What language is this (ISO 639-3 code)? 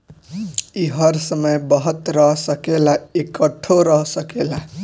bho